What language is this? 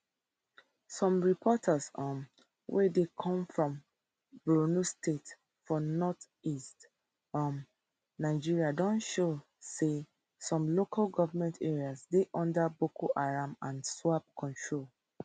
Nigerian Pidgin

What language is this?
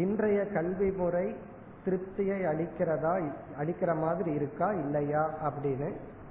Tamil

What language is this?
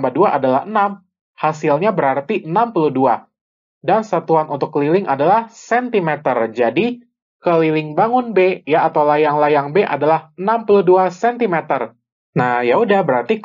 Indonesian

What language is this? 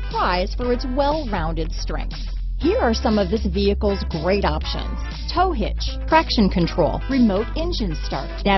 English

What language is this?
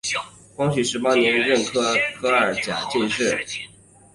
Chinese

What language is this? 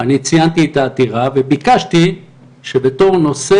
Hebrew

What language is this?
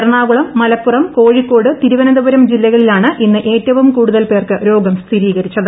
Malayalam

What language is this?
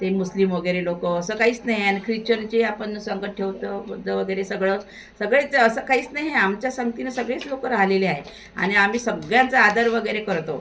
Marathi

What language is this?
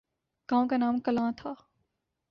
Urdu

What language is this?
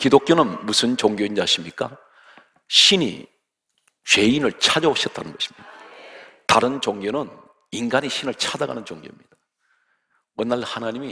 Korean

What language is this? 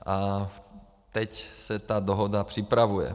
Czech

